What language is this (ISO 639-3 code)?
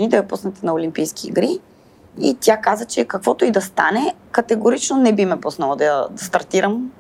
bul